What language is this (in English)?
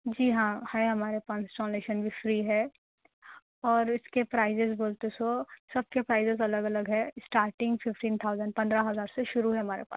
Urdu